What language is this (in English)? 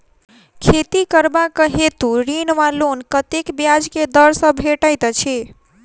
Maithili